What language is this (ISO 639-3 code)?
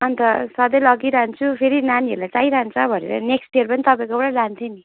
nep